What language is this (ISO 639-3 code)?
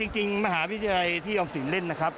tha